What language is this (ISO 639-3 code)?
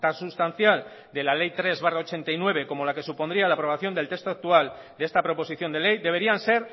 spa